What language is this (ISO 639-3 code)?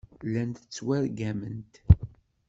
kab